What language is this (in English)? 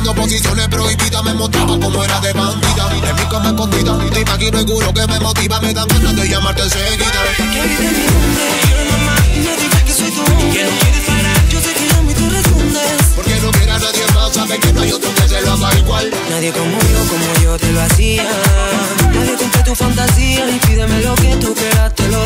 Hindi